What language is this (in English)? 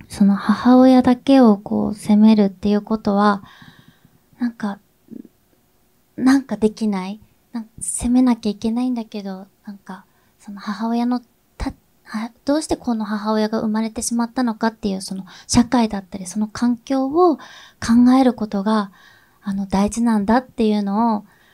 Japanese